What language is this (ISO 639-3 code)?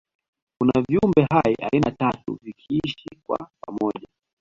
swa